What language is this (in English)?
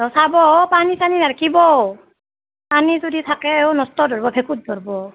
Assamese